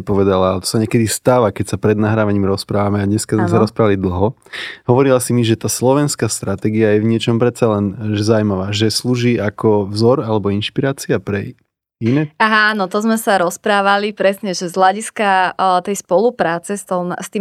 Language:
Slovak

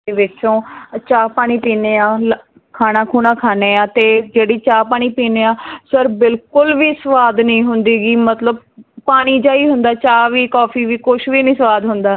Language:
Punjabi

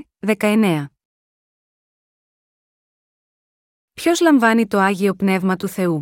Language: Greek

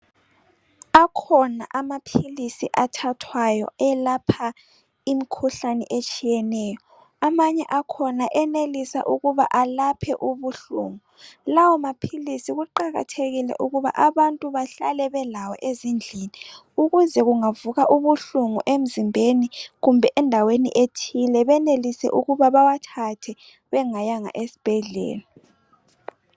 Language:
North Ndebele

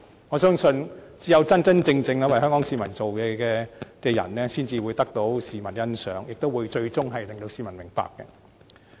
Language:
Cantonese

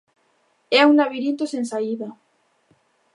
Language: Galician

